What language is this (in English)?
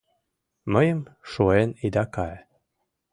Mari